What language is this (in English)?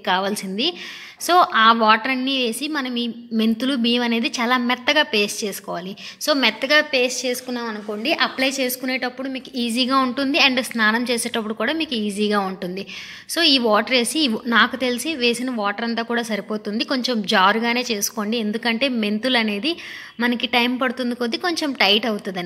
Thai